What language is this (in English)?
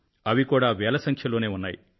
Telugu